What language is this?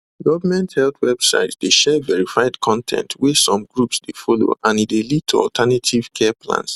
Nigerian Pidgin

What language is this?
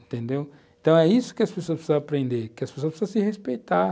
Portuguese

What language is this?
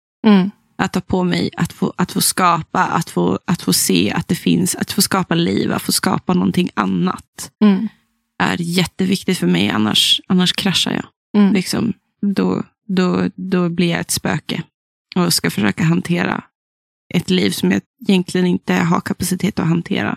Swedish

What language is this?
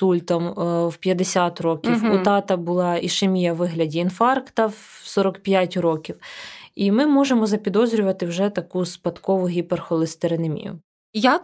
Ukrainian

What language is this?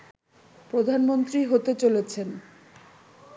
Bangla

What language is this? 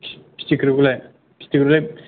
Bodo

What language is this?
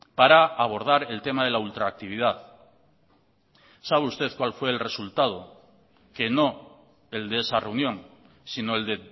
Spanish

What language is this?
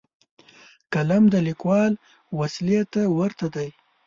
Pashto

